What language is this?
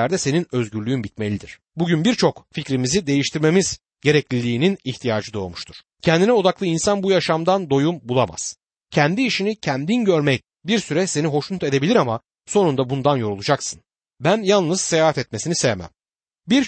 Turkish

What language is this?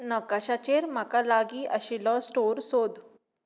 Konkani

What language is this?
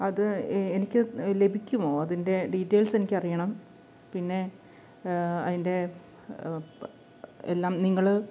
Malayalam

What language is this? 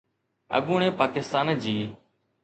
Sindhi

